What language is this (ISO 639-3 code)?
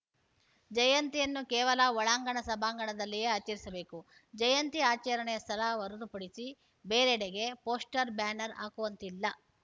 kan